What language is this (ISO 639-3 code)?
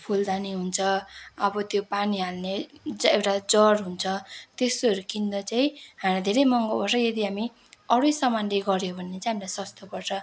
nep